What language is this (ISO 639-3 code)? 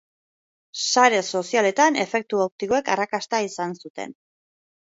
eus